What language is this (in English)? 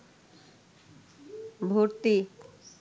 Bangla